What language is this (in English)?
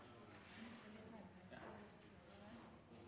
Norwegian Nynorsk